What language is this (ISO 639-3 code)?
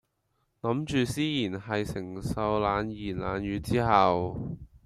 yue